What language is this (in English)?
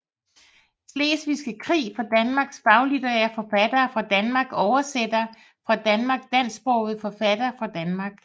Danish